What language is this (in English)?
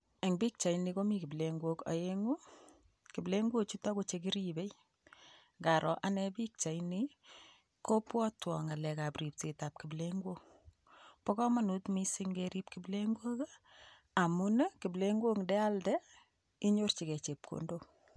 Kalenjin